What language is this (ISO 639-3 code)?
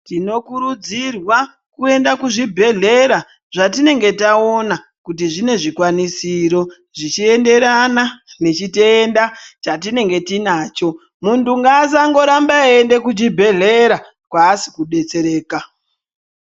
ndc